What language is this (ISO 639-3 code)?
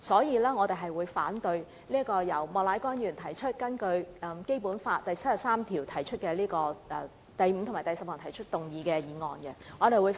yue